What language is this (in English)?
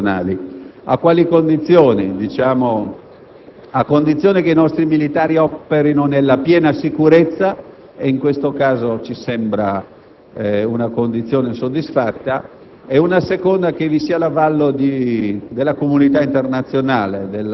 Italian